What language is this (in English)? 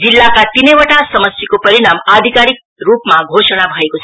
Nepali